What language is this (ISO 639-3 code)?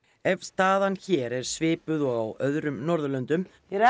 isl